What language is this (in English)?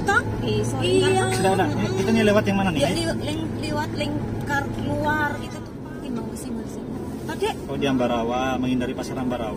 Indonesian